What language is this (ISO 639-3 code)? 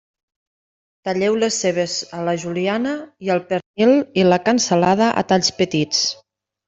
cat